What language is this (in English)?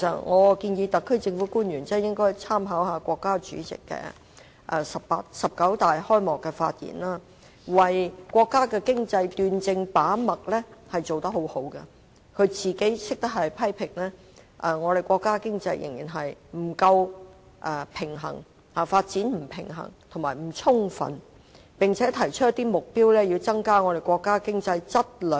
Cantonese